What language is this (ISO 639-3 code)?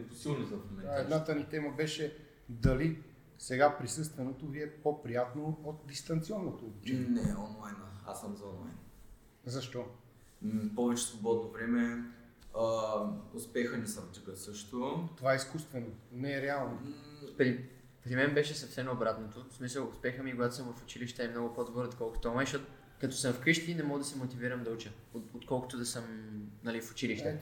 bul